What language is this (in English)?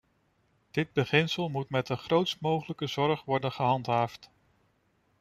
Dutch